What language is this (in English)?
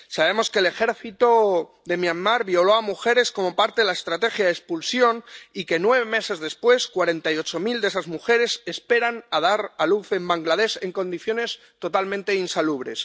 Spanish